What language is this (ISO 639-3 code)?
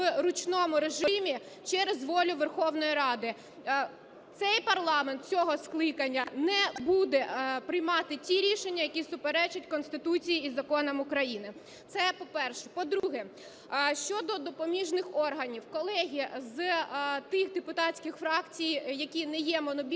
ukr